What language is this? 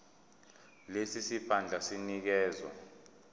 Zulu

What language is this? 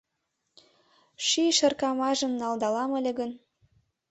Mari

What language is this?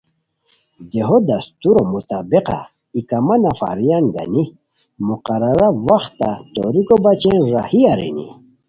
Khowar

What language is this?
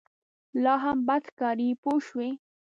Pashto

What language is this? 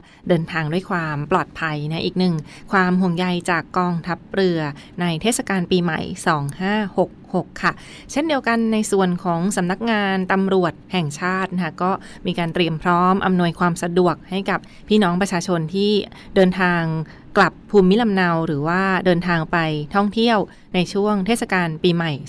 Thai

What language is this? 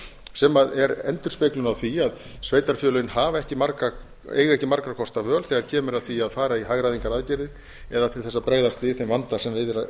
Icelandic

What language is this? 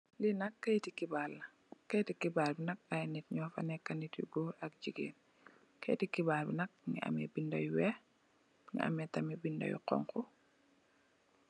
Wolof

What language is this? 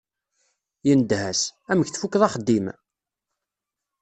Kabyle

